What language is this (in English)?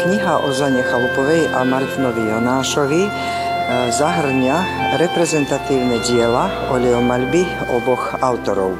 Slovak